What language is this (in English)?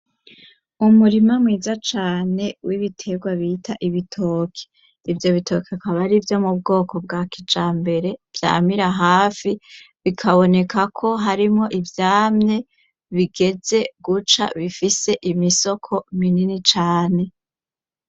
Rundi